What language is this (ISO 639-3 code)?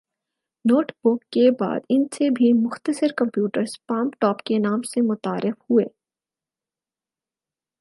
urd